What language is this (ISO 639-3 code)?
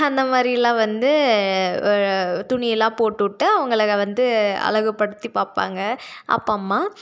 tam